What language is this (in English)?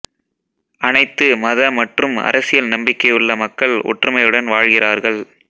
Tamil